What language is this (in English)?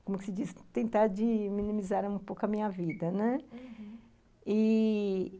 Portuguese